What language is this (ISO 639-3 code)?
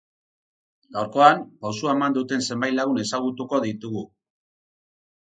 eus